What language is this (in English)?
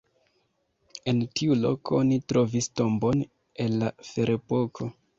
Esperanto